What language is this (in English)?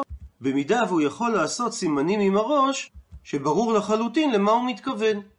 Hebrew